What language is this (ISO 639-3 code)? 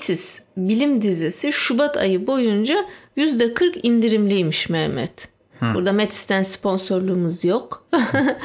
tur